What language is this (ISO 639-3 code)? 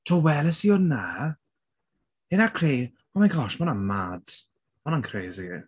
cym